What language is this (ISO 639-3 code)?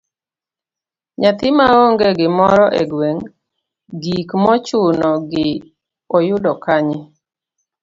luo